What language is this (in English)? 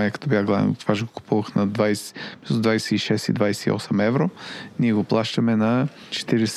Bulgarian